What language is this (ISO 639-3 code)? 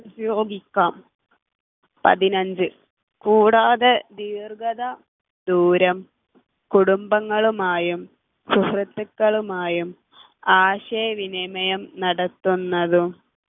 mal